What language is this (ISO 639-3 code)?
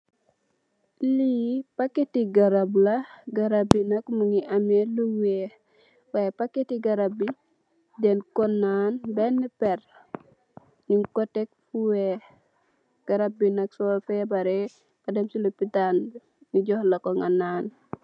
wol